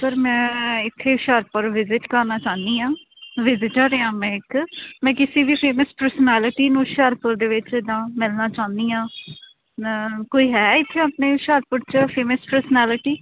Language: Punjabi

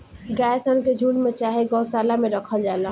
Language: Bhojpuri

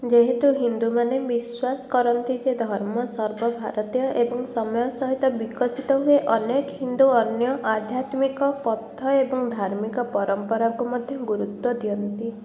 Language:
Odia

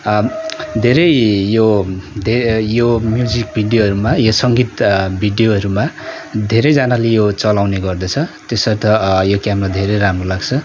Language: Nepali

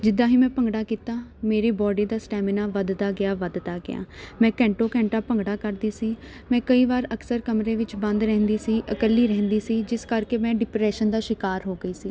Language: Punjabi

